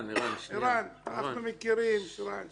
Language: Hebrew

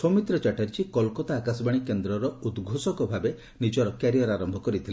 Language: Odia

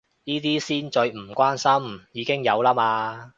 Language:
Cantonese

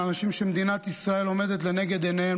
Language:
Hebrew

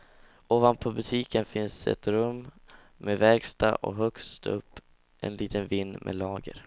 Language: Swedish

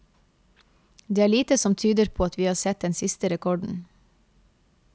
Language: Norwegian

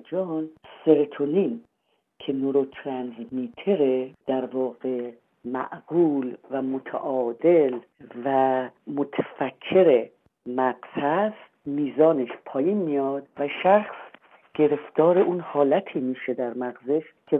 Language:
Persian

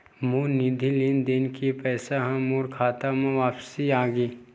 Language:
Chhattisgarhi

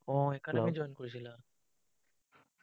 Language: Assamese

